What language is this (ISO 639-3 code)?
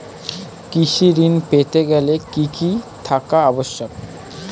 ben